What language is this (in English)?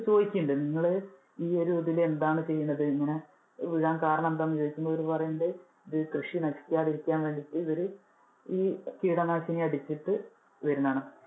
Malayalam